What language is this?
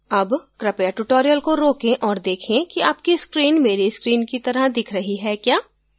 Hindi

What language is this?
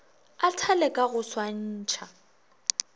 Northern Sotho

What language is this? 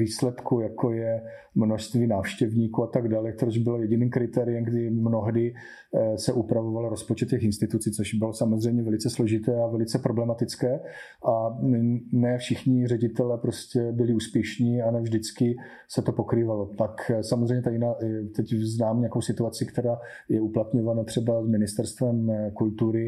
Czech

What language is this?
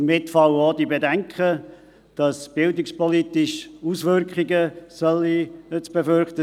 Swiss German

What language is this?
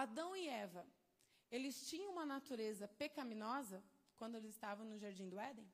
Portuguese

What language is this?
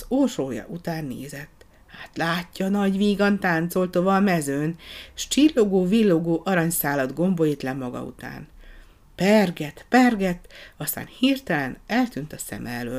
Hungarian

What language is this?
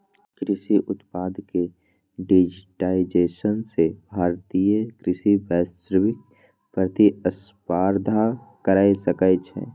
Maithili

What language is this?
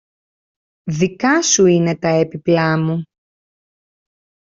Greek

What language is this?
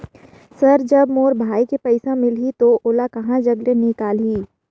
Chhattisgarhi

